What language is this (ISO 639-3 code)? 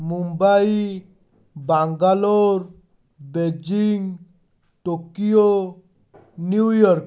ori